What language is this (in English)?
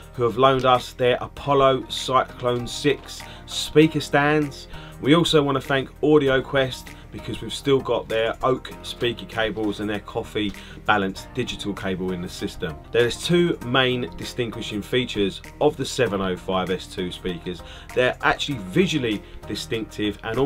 English